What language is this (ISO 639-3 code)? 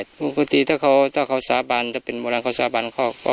tha